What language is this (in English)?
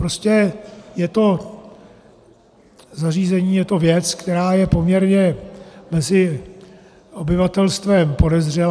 Czech